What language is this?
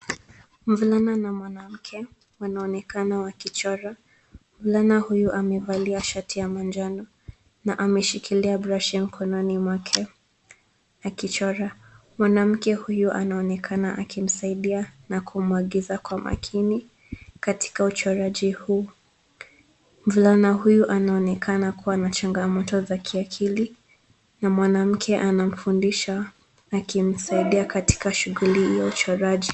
Swahili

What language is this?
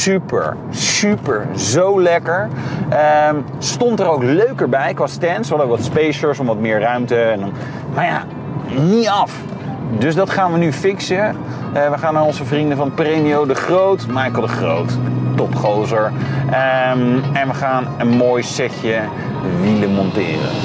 Dutch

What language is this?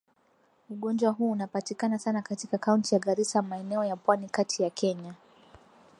Swahili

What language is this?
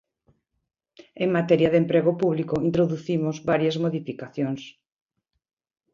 Galician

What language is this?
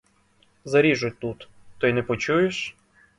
Ukrainian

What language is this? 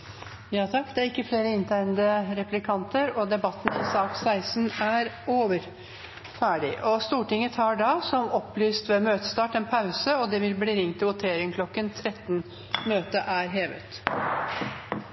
Norwegian Nynorsk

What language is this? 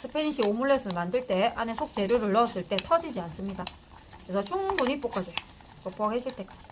Korean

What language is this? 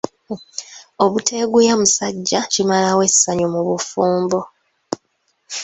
Ganda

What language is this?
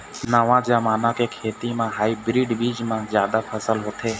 Chhattisgarhi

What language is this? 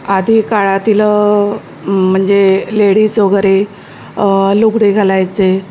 Marathi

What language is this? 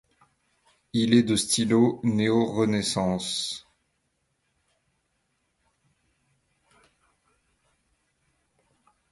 French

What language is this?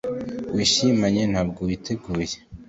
Kinyarwanda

